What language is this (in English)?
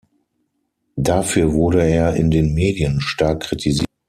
German